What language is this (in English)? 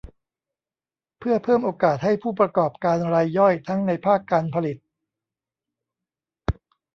Thai